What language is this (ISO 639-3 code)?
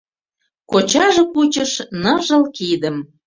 chm